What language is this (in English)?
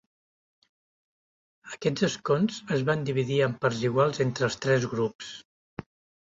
Catalan